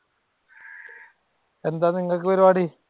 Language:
Malayalam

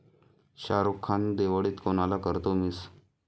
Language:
Marathi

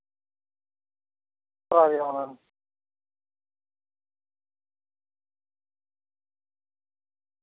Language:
Santali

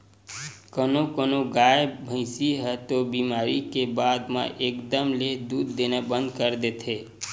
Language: Chhattisgarhi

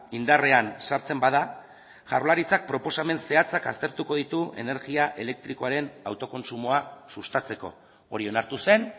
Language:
Basque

